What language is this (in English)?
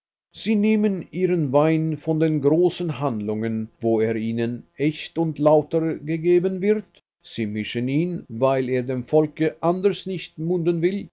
German